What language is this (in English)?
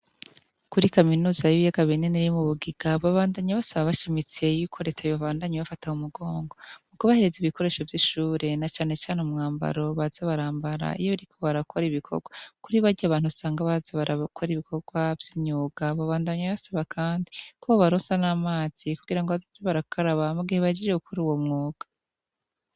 Rundi